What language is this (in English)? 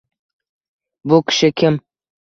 Uzbek